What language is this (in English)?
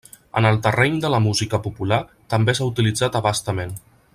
Catalan